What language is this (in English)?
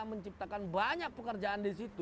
Indonesian